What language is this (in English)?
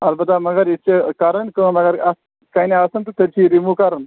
Kashmiri